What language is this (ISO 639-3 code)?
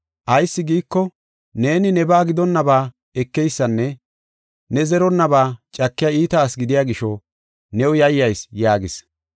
gof